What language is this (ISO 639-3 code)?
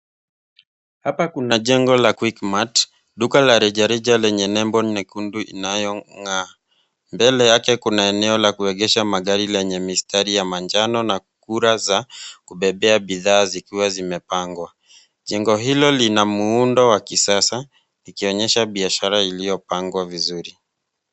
swa